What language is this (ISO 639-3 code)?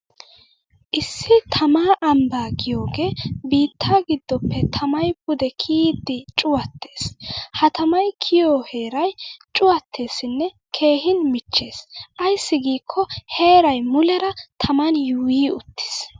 wal